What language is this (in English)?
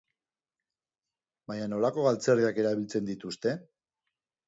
Basque